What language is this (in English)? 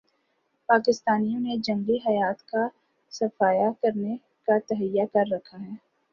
Urdu